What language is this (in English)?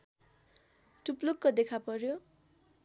Nepali